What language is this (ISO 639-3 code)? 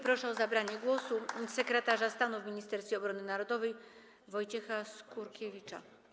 pol